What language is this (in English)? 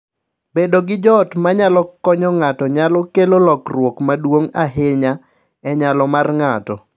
Luo (Kenya and Tanzania)